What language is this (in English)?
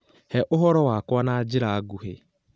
Kikuyu